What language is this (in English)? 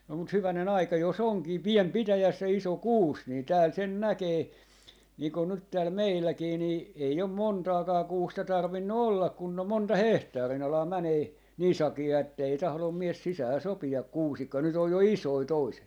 Finnish